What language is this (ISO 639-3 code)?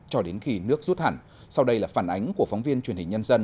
vie